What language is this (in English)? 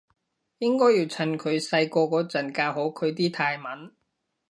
Cantonese